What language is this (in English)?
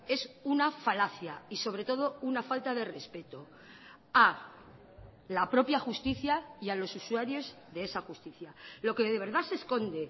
Spanish